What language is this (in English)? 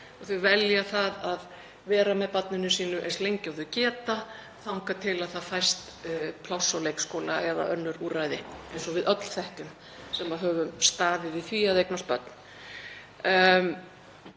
Icelandic